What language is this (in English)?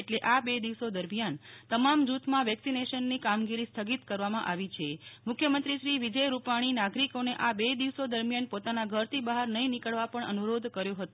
Gujarati